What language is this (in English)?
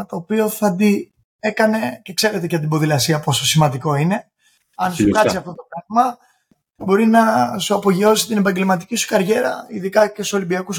Greek